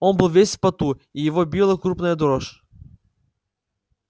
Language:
Russian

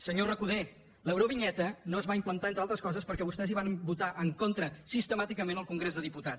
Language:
Catalan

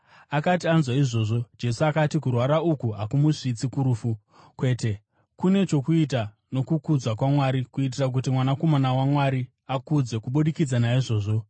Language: Shona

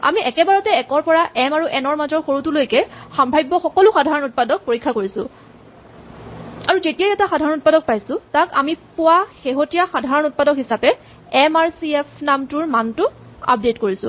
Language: Assamese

